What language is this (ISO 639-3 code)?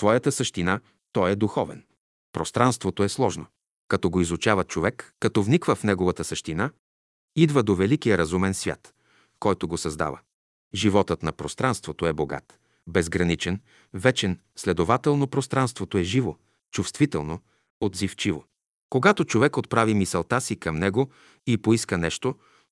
bul